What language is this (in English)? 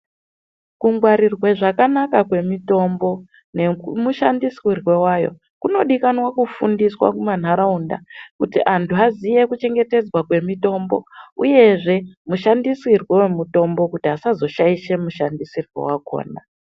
Ndau